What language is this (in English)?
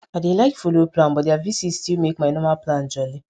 Nigerian Pidgin